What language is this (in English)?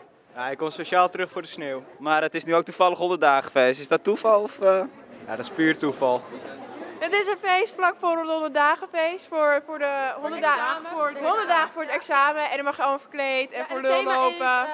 Dutch